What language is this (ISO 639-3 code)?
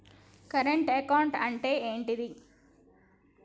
tel